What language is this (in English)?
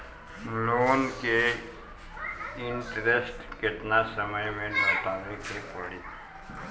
Bhojpuri